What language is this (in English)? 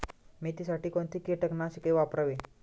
Marathi